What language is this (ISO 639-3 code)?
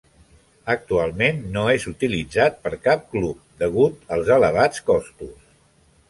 cat